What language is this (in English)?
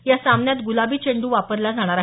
Marathi